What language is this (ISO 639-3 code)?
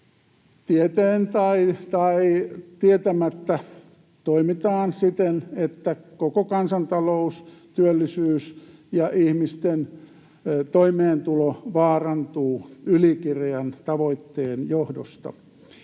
fin